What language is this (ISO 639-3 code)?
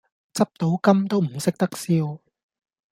yue